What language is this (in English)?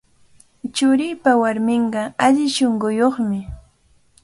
Cajatambo North Lima Quechua